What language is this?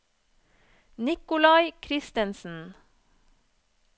Norwegian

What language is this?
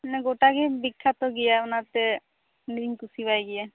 Santali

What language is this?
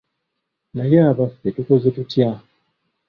Ganda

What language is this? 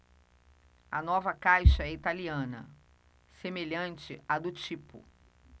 Portuguese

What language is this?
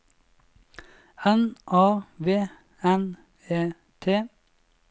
Norwegian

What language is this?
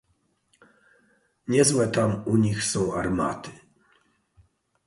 Polish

